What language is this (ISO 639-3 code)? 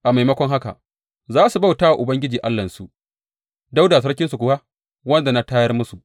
hau